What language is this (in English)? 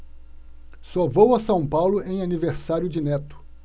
Portuguese